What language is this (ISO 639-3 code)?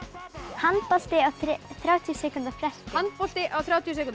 isl